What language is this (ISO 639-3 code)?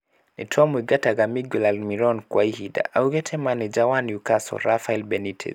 kik